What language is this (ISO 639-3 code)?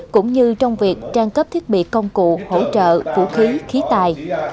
vie